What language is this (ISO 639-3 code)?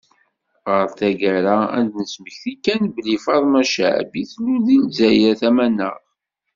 kab